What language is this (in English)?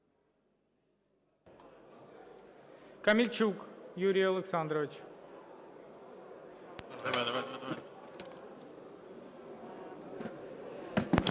Ukrainian